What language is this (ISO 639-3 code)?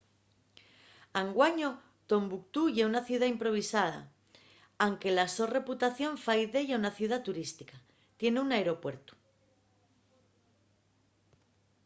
ast